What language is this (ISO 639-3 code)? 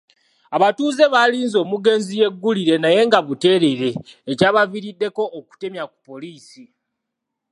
lug